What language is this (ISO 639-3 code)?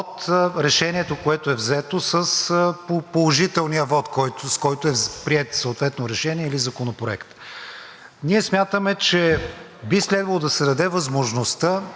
bul